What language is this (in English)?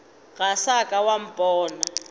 Northern Sotho